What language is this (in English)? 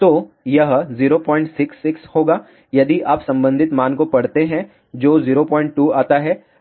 Hindi